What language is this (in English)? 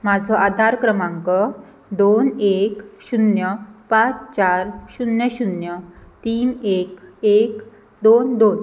Konkani